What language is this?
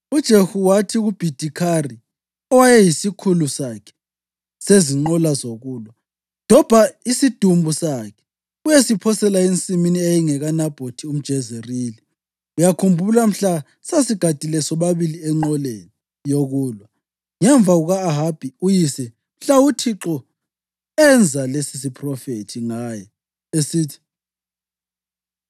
North Ndebele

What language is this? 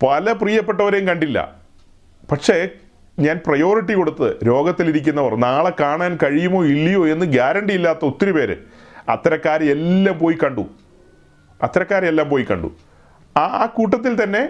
Malayalam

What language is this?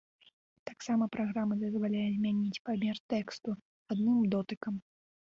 Belarusian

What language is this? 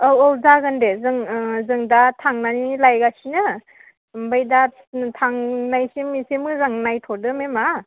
Bodo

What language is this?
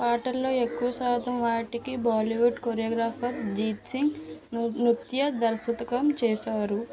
Telugu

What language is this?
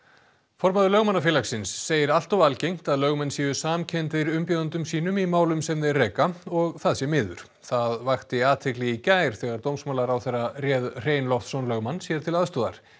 Icelandic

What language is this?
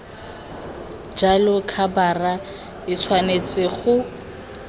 Tswana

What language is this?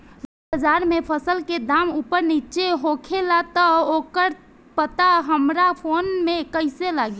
Bhojpuri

